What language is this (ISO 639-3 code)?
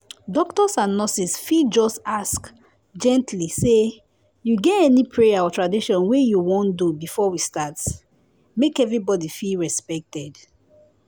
pcm